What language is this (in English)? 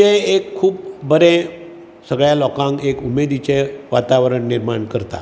Konkani